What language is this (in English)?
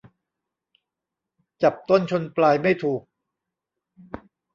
Thai